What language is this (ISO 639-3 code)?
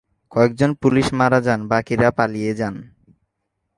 ben